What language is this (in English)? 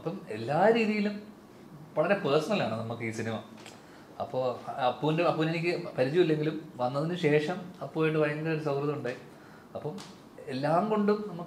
Malayalam